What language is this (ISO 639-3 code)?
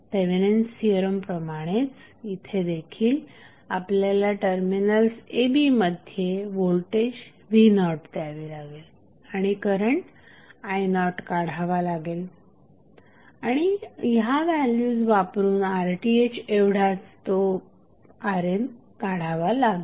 mar